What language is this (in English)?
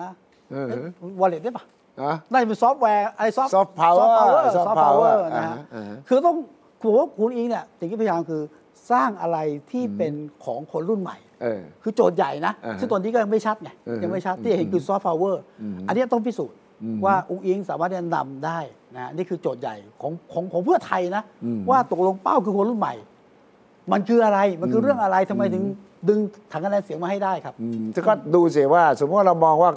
Thai